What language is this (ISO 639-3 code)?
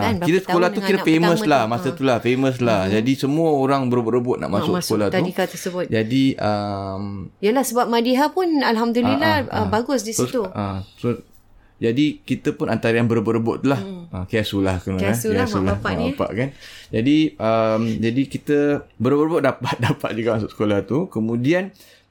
msa